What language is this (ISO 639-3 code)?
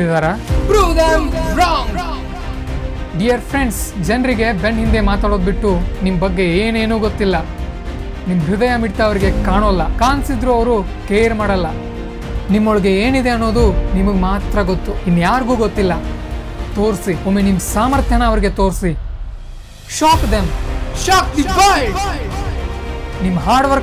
kan